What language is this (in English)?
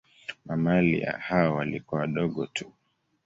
Swahili